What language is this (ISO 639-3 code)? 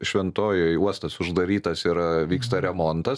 lit